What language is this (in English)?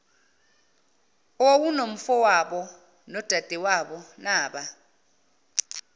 Zulu